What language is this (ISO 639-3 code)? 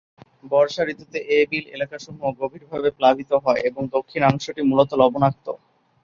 ben